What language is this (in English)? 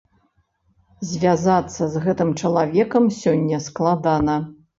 Belarusian